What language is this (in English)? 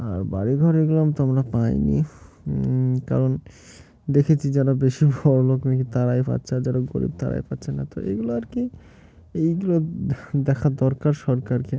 Bangla